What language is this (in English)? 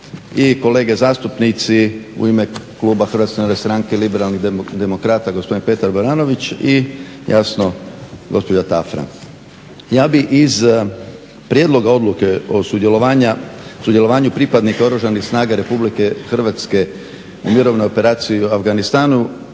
Croatian